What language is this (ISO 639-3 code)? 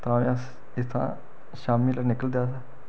doi